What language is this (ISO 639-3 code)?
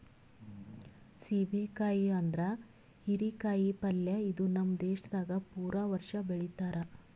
kan